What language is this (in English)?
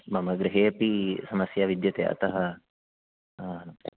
Sanskrit